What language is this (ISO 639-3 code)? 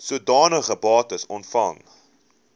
afr